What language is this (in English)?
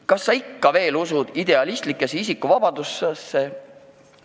Estonian